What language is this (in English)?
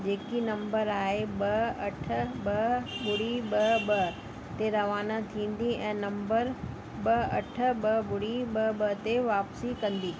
Sindhi